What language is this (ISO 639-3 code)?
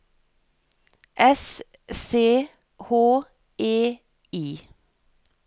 nor